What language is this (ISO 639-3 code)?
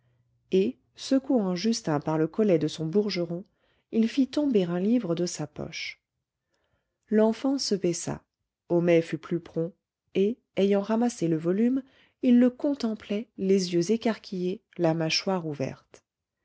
fra